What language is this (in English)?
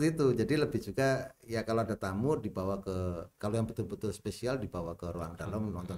Indonesian